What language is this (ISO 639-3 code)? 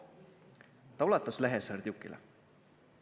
est